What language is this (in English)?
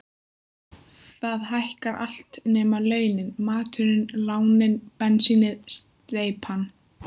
Icelandic